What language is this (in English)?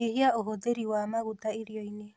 Kikuyu